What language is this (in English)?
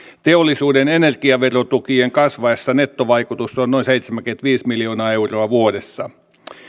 Finnish